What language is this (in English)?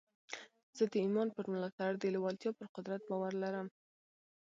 Pashto